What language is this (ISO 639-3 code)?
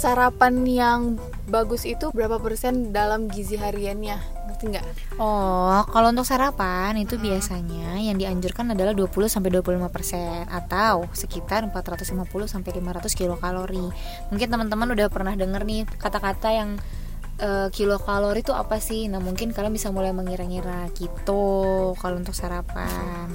ind